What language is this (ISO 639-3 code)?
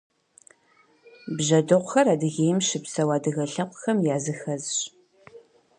kbd